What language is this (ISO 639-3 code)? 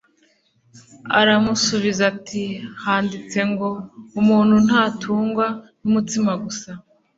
kin